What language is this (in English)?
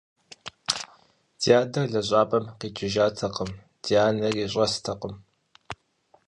Kabardian